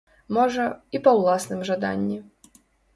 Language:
Belarusian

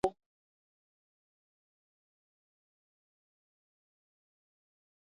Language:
Swahili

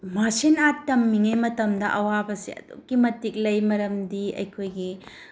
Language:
Manipuri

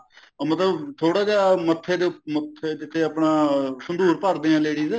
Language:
Punjabi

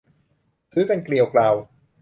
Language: Thai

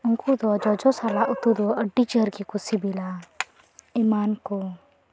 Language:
Santali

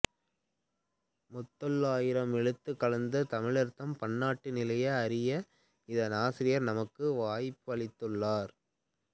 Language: Tamil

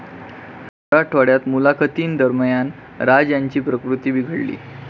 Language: Marathi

